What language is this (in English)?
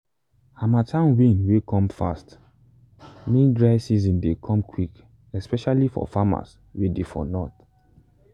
Nigerian Pidgin